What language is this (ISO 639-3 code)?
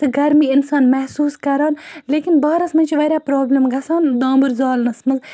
kas